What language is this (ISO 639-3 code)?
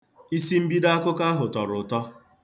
ibo